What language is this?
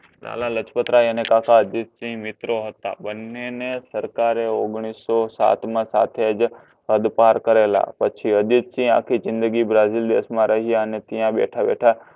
Gujarati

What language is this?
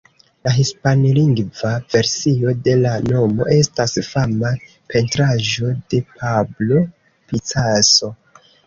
Esperanto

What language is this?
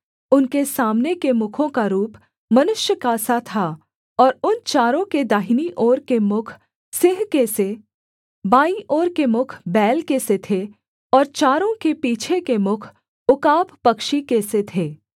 Hindi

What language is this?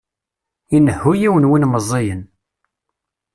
Kabyle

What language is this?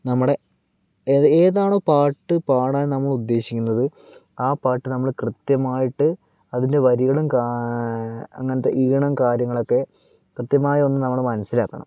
Malayalam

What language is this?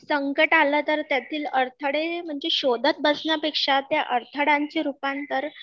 Marathi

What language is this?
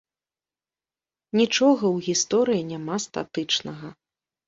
Belarusian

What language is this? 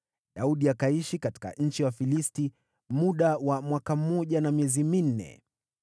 Swahili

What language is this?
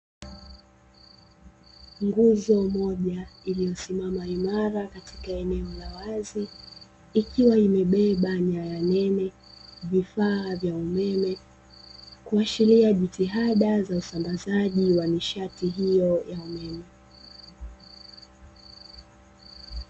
Swahili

